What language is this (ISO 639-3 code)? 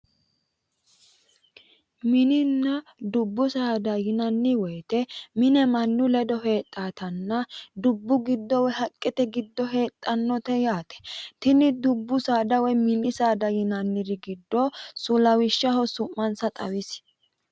sid